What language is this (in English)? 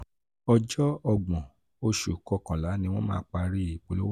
Yoruba